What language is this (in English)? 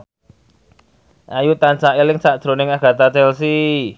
Javanese